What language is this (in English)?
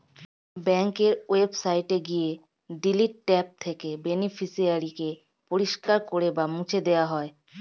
Bangla